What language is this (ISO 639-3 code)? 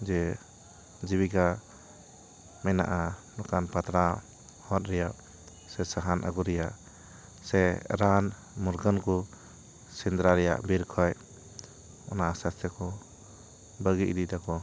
sat